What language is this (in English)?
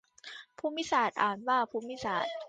Thai